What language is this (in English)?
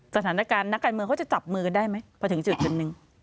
Thai